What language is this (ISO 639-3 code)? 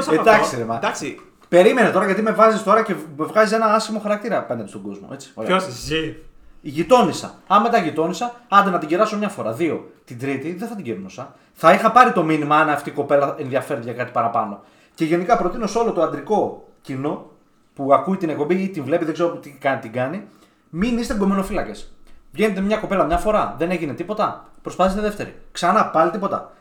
ell